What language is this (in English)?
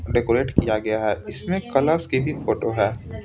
Hindi